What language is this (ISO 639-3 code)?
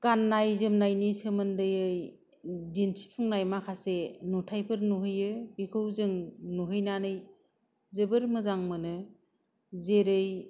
brx